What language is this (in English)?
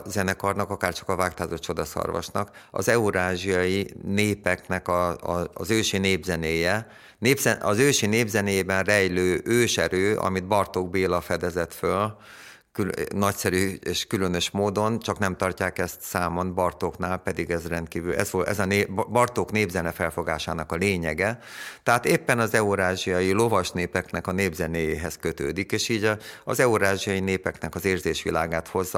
Hungarian